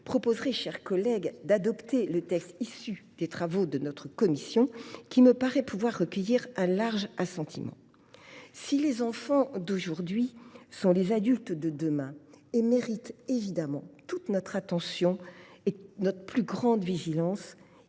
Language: French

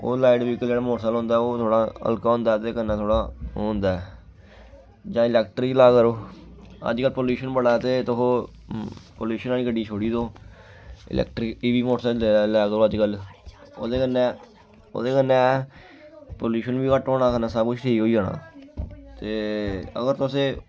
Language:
Dogri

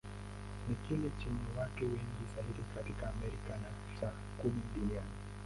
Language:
Swahili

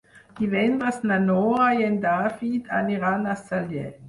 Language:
Catalan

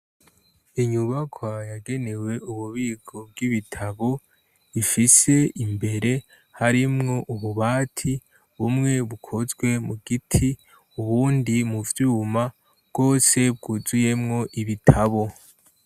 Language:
Rundi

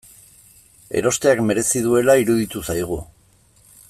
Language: Basque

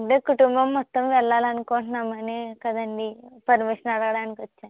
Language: Telugu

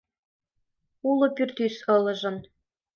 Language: Mari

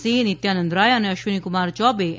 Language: Gujarati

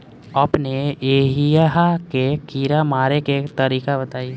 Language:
Bhojpuri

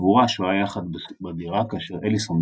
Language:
Hebrew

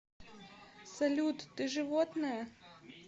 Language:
Russian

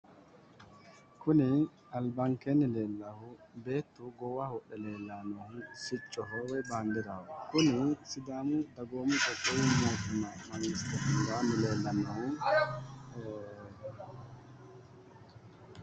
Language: Sidamo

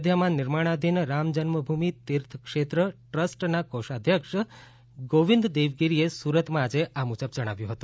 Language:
Gujarati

